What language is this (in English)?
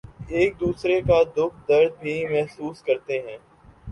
Urdu